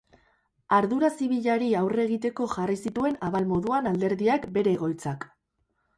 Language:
Basque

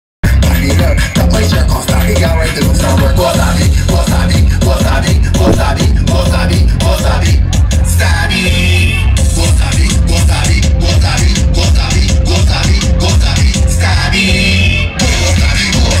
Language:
Arabic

